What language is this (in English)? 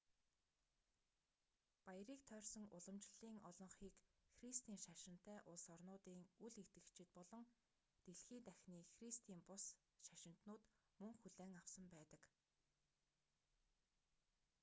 Mongolian